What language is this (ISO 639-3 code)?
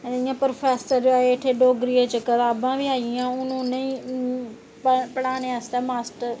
doi